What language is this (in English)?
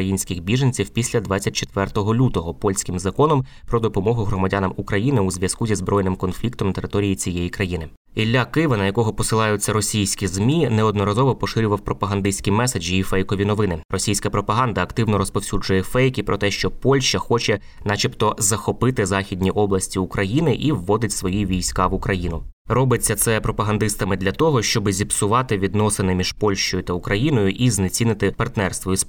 Ukrainian